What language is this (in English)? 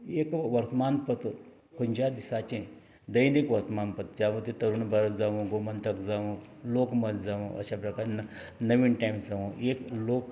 Konkani